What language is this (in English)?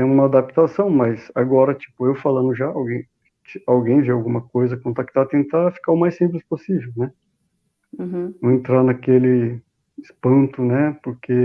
Portuguese